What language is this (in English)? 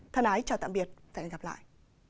Vietnamese